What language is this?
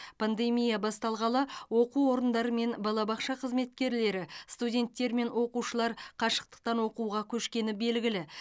Kazakh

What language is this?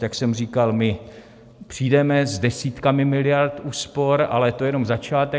Czech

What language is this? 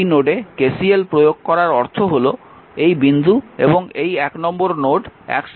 Bangla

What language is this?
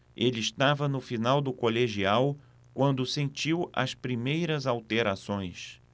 Portuguese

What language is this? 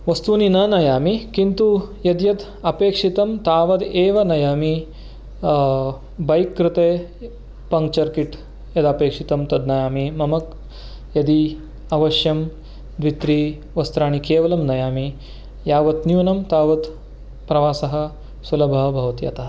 Sanskrit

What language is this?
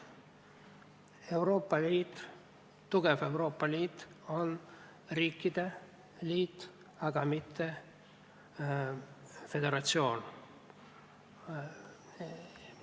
Estonian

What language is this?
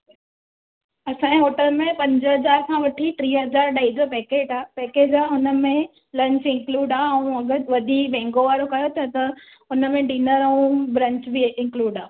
Sindhi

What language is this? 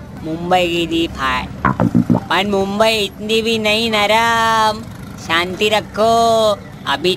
Hindi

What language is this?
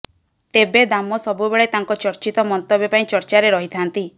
Odia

